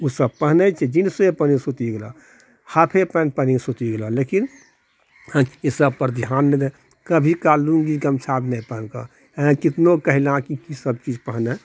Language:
Maithili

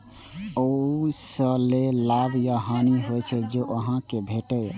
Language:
Maithili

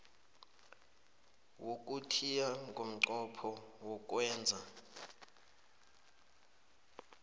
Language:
South Ndebele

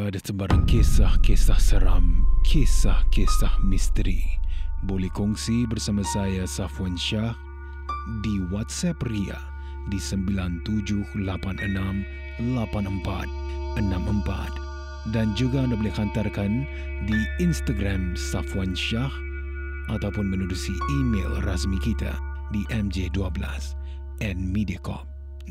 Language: Malay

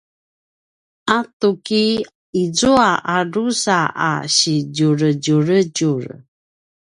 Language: Paiwan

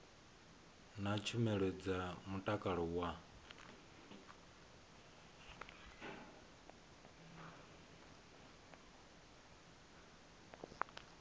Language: Venda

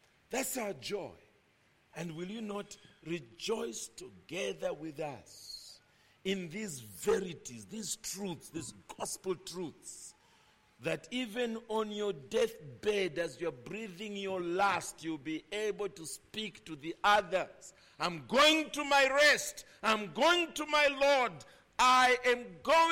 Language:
English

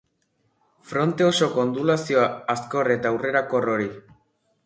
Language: Basque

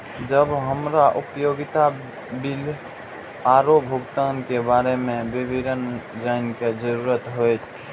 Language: Maithili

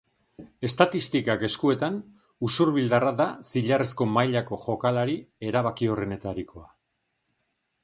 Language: Basque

